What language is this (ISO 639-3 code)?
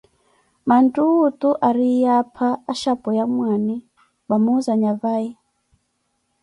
eko